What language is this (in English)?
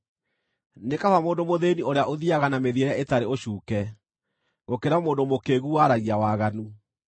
Kikuyu